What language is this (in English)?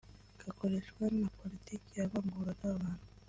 Kinyarwanda